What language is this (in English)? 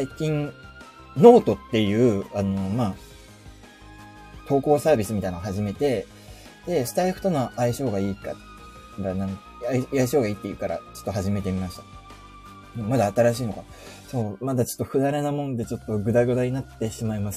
Japanese